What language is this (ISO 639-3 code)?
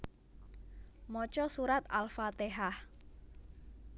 jav